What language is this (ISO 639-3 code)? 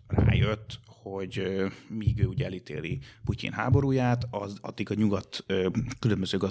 hun